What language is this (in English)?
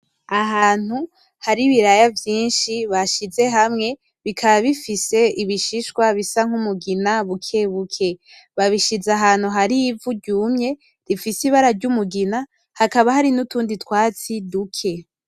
Rundi